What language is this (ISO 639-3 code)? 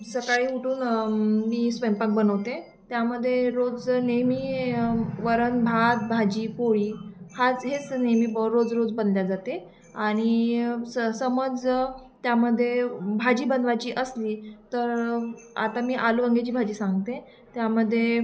mar